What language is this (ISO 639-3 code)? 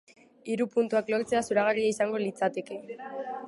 eus